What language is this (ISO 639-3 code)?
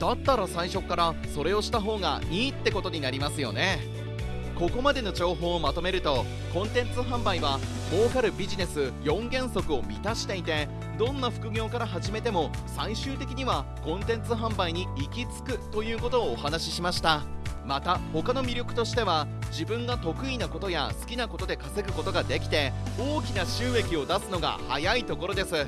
jpn